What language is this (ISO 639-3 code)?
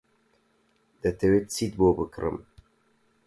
ckb